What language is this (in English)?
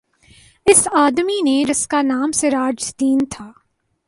Urdu